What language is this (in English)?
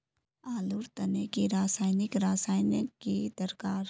Magahi